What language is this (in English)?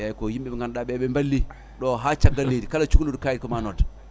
Fula